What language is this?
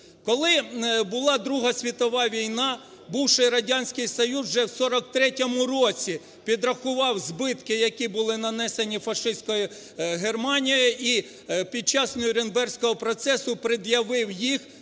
Ukrainian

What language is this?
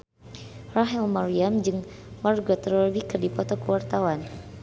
Sundanese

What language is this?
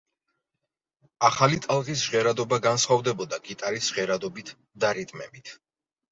Georgian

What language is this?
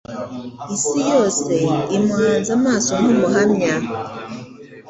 Kinyarwanda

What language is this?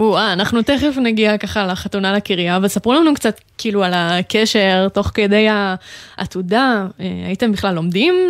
Hebrew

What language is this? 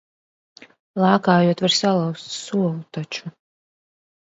Latvian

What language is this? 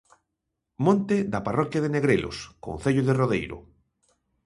Galician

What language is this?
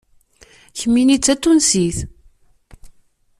Kabyle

